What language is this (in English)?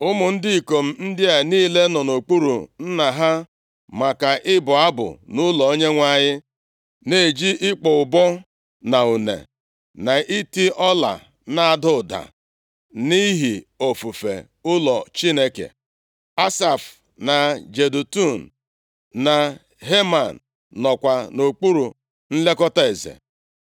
Igbo